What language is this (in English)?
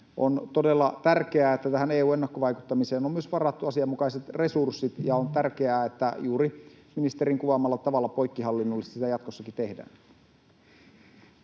Finnish